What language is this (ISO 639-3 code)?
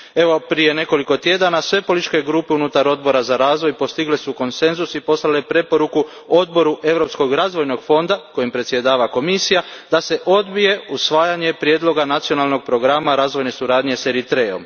hrv